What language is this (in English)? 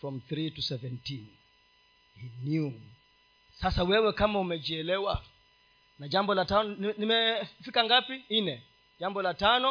Swahili